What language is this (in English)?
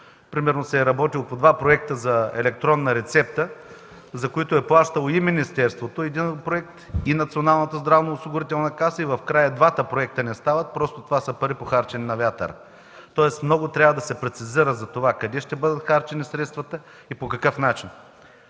Bulgarian